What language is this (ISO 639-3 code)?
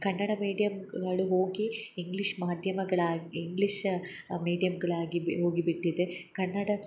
kan